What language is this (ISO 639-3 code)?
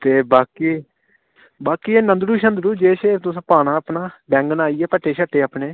doi